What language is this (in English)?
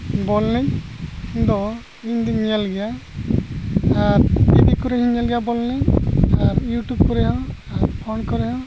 Santali